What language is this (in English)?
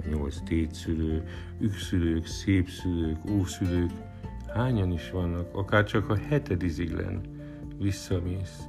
Hungarian